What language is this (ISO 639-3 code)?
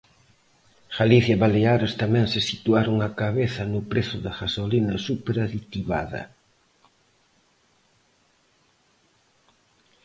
glg